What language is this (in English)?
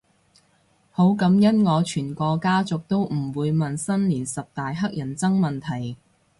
Cantonese